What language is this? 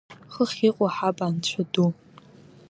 Abkhazian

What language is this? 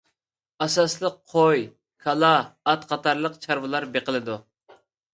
Uyghur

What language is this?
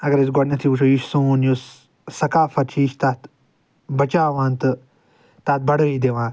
Kashmiri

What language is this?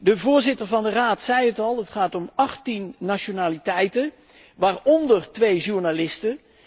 Dutch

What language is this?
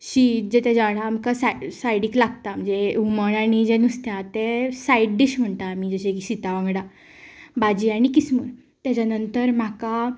Konkani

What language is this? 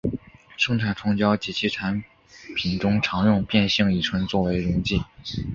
Chinese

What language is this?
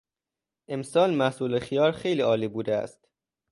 Persian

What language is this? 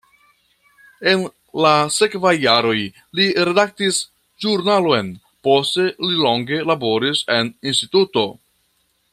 Esperanto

